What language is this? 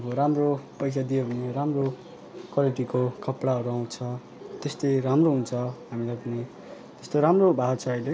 Nepali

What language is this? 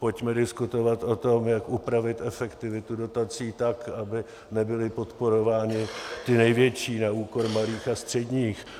Czech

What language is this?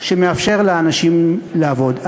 Hebrew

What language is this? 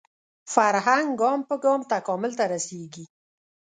Pashto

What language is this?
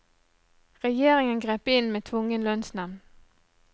Norwegian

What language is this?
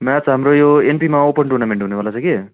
Nepali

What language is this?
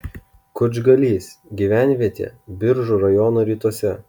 Lithuanian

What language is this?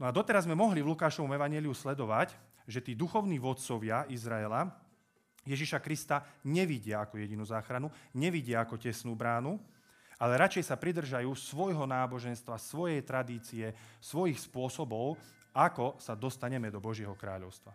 Slovak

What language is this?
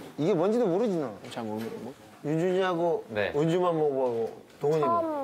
Korean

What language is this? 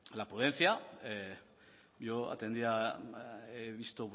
Basque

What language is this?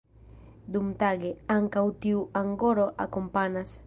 Esperanto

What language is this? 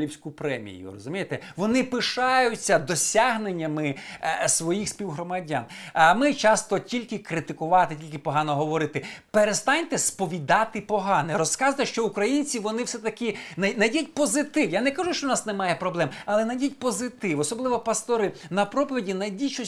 Ukrainian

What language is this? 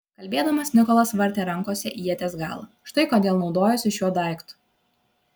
Lithuanian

